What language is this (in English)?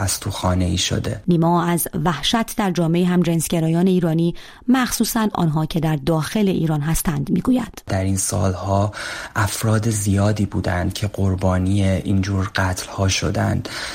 Persian